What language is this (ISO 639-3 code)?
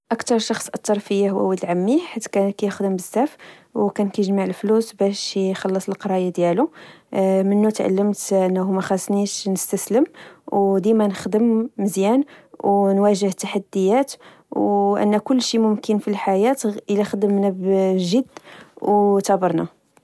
ary